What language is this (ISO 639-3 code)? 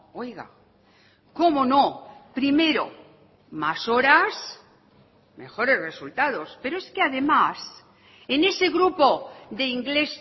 spa